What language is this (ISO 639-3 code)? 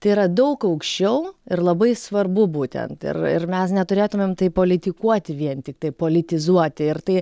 lit